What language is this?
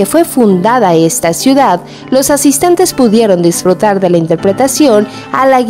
Spanish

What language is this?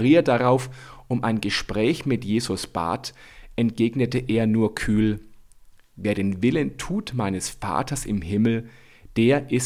German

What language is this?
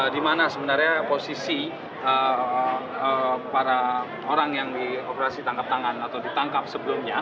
Indonesian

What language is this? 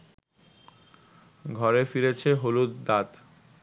Bangla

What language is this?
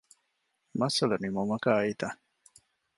Divehi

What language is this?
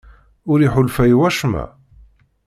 Kabyle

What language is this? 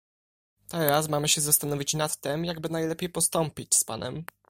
Polish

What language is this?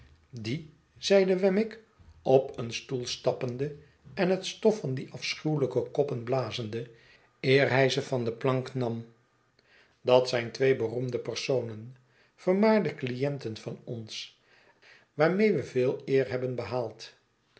Dutch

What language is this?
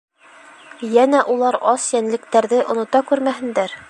Bashkir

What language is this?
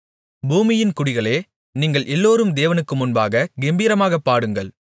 Tamil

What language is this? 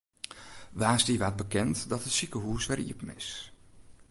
Western Frisian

